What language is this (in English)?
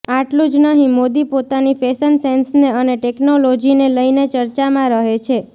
Gujarati